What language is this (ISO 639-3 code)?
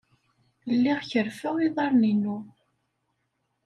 kab